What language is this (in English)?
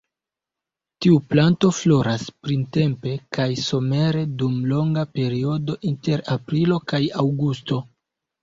Esperanto